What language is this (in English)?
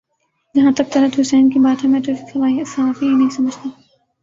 Urdu